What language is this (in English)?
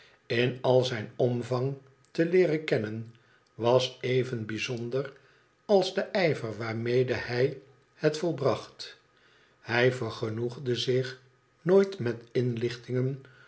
Dutch